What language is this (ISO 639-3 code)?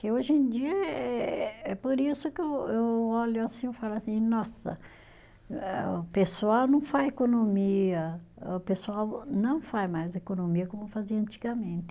por